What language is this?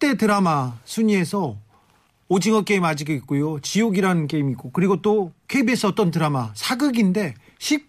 Korean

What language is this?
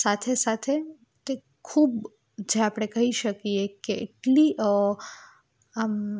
Gujarati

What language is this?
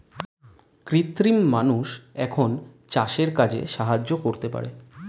Bangla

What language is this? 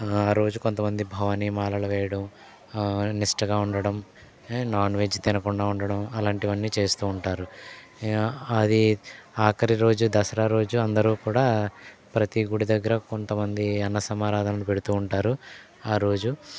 Telugu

